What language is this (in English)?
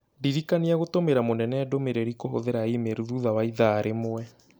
Kikuyu